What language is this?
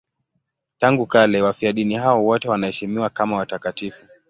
Swahili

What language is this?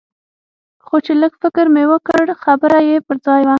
Pashto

